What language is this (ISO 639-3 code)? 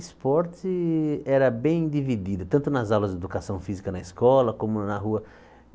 por